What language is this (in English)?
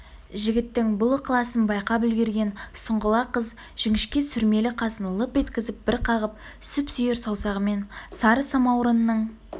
Kazakh